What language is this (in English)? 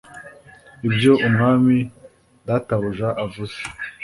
Kinyarwanda